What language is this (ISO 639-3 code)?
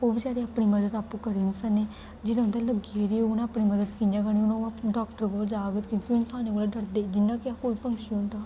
doi